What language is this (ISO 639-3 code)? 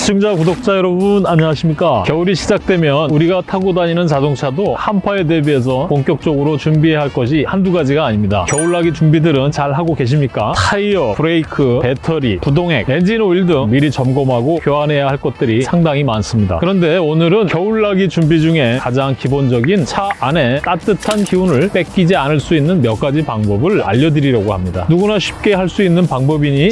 kor